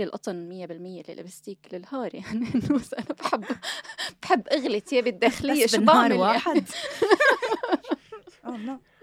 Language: Arabic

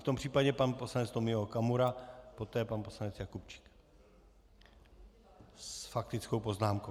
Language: Czech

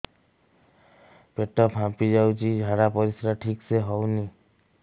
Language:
Odia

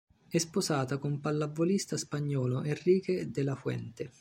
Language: Italian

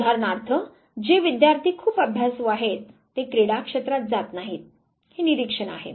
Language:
Marathi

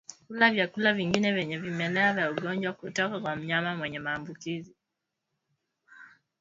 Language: Swahili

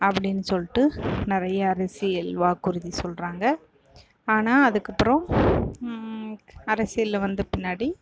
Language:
Tamil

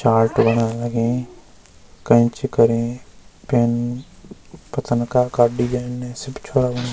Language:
Garhwali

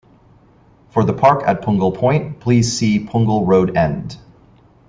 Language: English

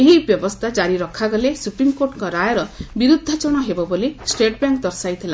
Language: Odia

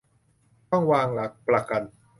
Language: Thai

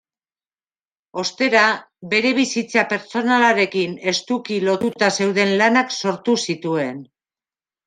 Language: Basque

